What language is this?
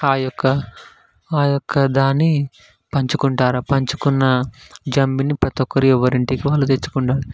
Telugu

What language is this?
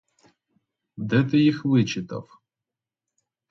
Ukrainian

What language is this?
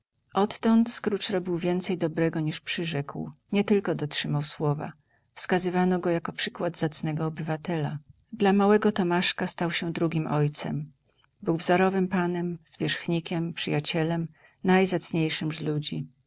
Polish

